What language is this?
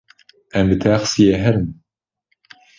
Kurdish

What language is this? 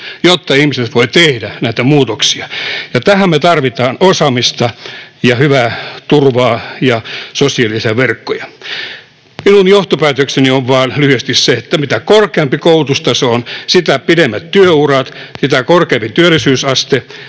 Finnish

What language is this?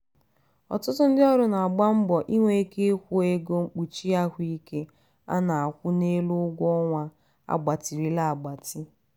Igbo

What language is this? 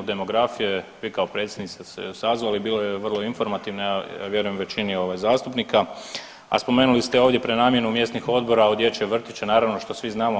Croatian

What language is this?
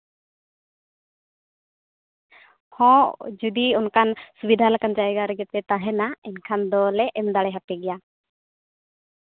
Santali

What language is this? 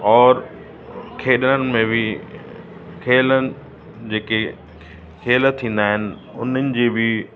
Sindhi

